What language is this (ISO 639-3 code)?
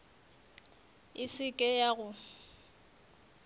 nso